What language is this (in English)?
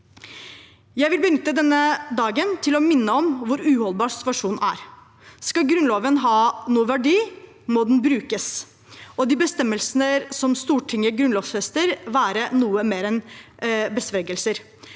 Norwegian